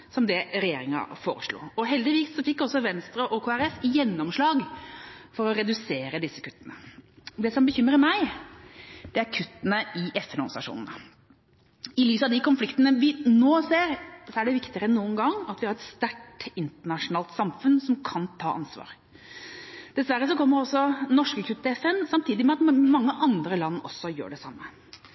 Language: Norwegian Bokmål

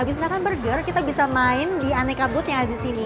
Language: Indonesian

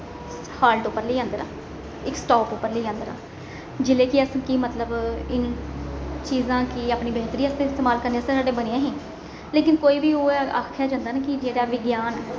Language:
Dogri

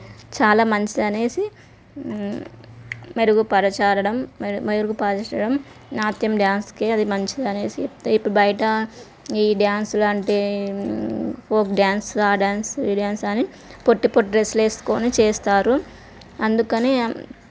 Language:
Telugu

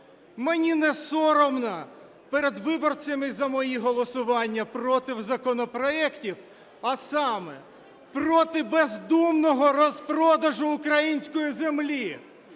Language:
Ukrainian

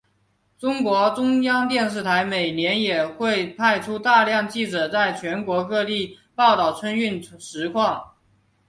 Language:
Chinese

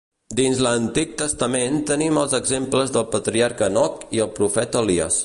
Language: Catalan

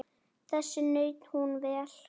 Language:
Icelandic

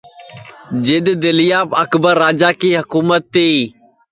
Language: Sansi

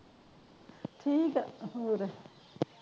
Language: Punjabi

